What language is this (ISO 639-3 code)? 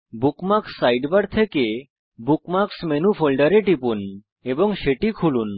ben